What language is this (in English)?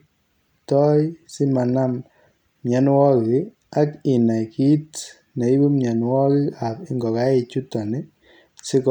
Kalenjin